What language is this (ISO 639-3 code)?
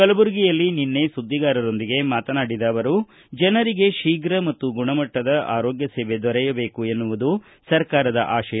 kan